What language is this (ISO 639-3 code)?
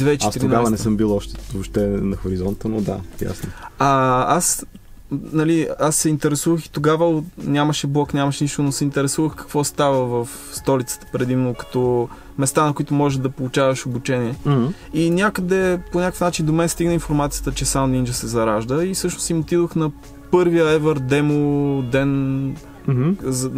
bul